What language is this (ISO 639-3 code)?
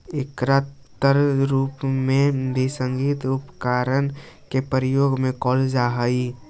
mag